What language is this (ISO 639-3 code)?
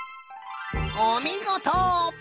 jpn